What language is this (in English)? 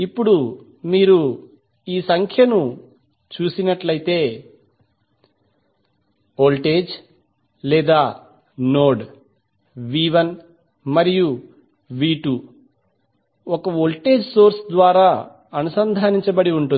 Telugu